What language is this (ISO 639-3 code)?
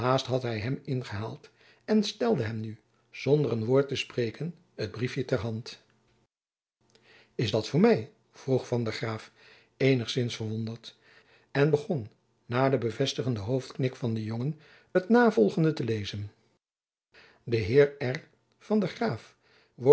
nld